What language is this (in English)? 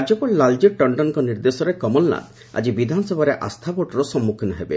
Odia